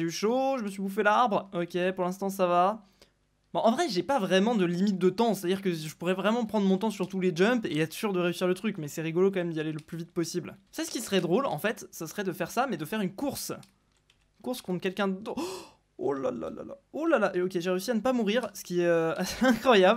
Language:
French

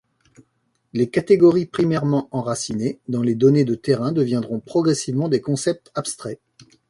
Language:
French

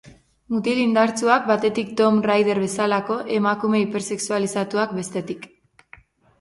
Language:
Basque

